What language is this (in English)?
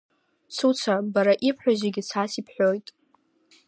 Abkhazian